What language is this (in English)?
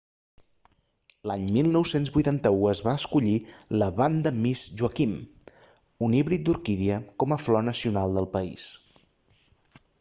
Catalan